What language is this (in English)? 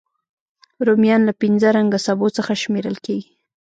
Pashto